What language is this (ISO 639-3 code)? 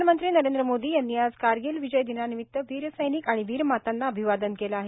mar